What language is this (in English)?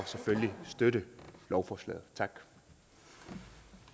Danish